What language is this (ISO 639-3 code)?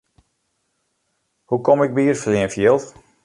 fry